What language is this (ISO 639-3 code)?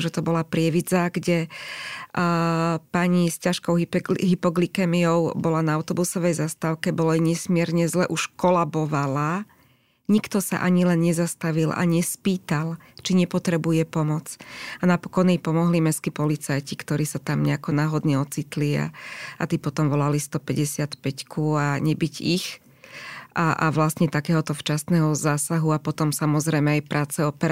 slk